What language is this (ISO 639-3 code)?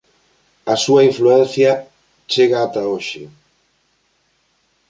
glg